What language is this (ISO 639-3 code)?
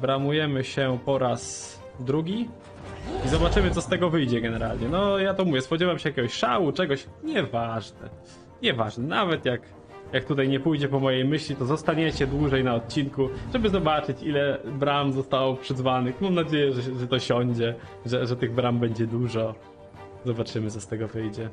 pol